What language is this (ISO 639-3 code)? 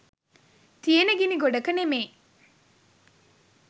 sin